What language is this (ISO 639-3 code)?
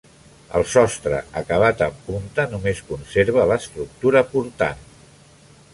cat